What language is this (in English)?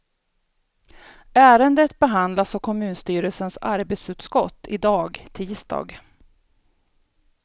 Swedish